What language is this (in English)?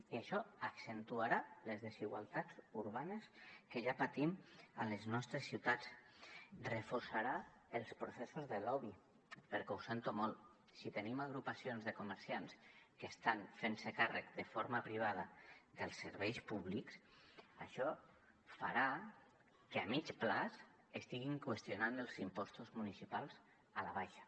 Catalan